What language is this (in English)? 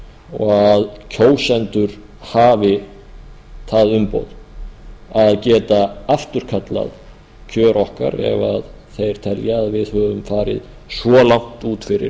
Icelandic